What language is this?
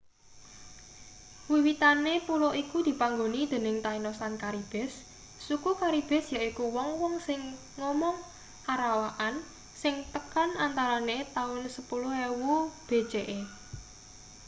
Javanese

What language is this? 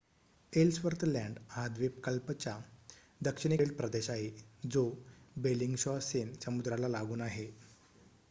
Marathi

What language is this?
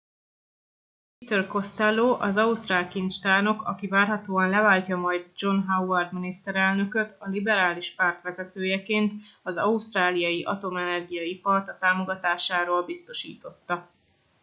Hungarian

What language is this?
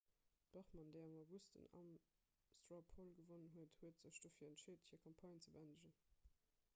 Luxembourgish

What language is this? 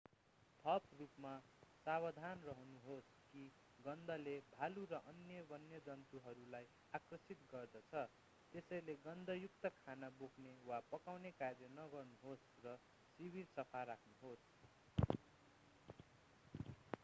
Nepali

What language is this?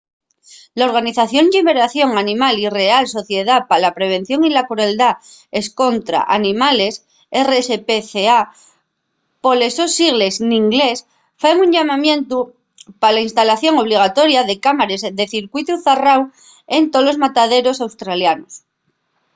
Asturian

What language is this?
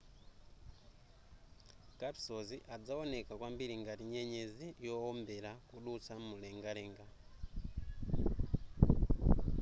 Nyanja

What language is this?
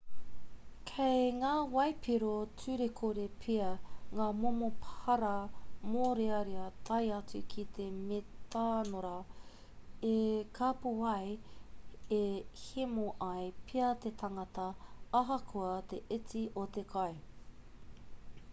Māori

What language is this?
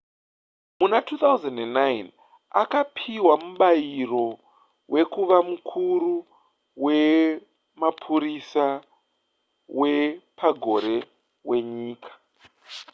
Shona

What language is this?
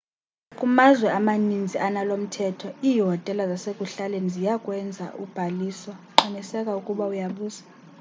Xhosa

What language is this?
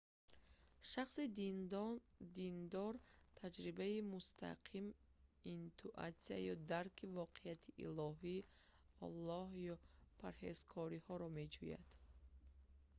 Tajik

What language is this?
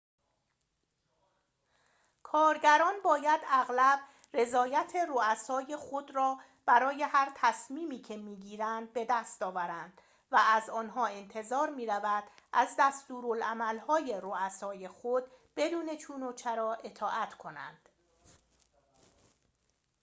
Persian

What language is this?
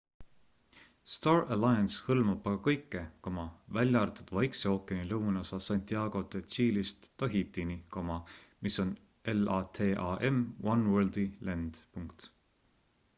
Estonian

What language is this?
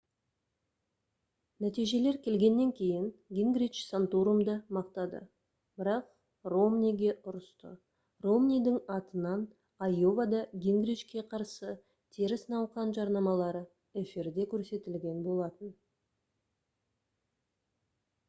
Kazakh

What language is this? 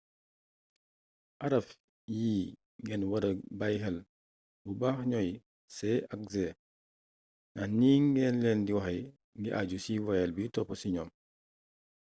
Wolof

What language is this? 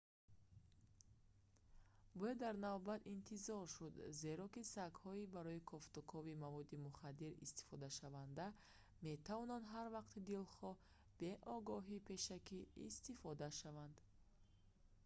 Tajik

